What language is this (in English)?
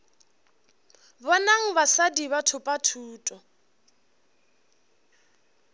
Northern Sotho